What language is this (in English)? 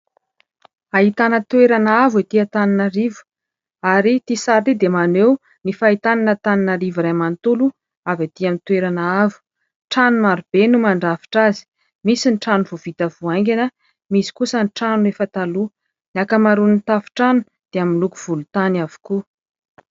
Malagasy